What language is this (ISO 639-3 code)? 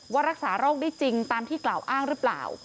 tha